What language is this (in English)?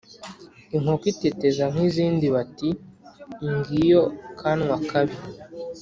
Kinyarwanda